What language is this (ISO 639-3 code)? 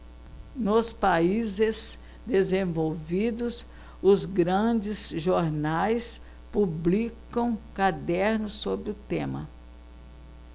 por